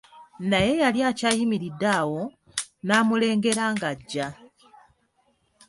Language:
Ganda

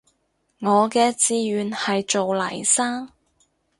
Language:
Cantonese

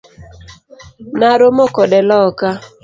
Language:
Luo (Kenya and Tanzania)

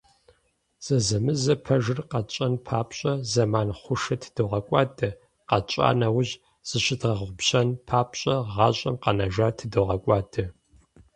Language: Kabardian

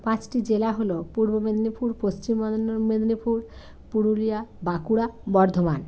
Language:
Bangla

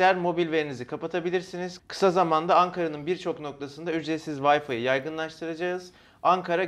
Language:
Turkish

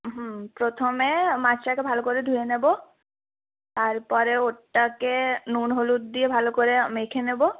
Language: Bangla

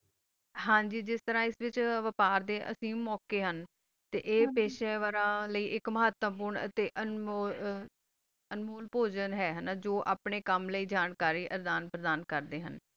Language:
Punjabi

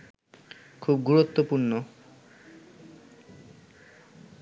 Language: Bangla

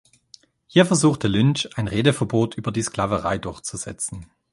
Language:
German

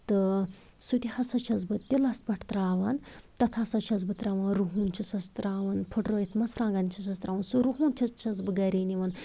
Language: Kashmiri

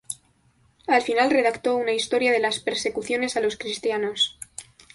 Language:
Spanish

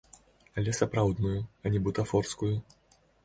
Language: Belarusian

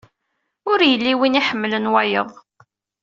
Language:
Kabyle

